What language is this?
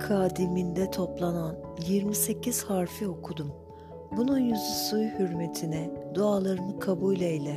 Turkish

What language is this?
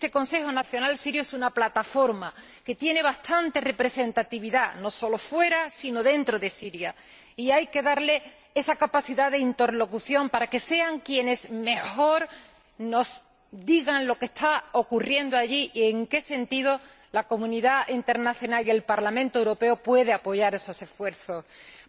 Spanish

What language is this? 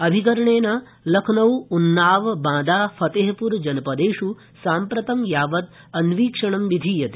Sanskrit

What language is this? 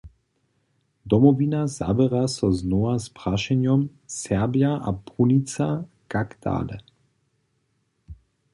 Upper Sorbian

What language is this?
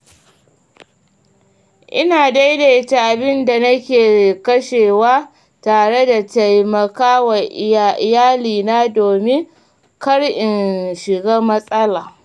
Hausa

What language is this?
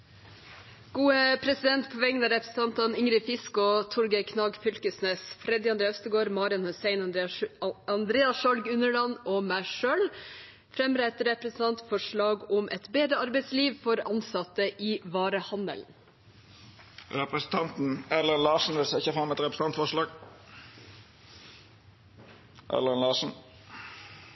Norwegian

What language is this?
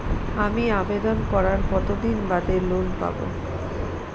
Bangla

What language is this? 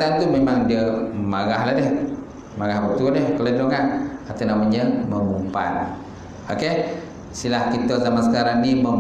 Malay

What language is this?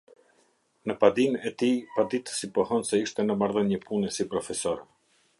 Albanian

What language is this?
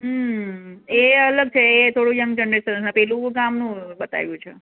Gujarati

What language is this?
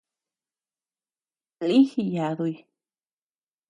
Tepeuxila Cuicatec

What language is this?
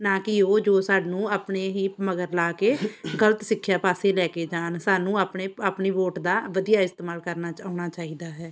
Punjabi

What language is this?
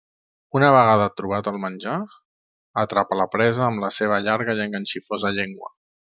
Catalan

